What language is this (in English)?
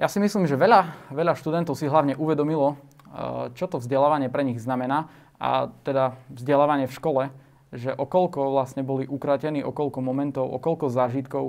Slovak